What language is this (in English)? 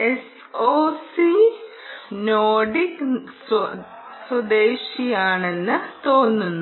Malayalam